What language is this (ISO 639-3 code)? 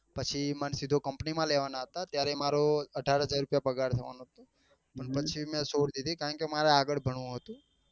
guj